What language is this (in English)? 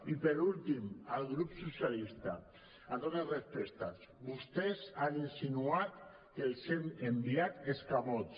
Catalan